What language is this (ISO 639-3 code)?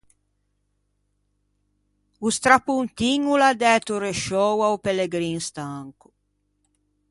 lij